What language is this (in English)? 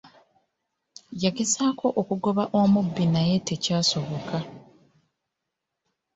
Ganda